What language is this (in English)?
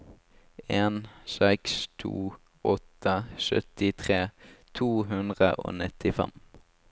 Norwegian